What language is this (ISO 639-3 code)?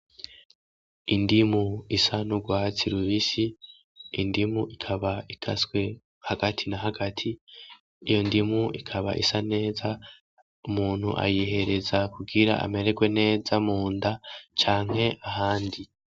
run